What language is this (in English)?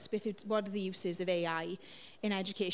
Welsh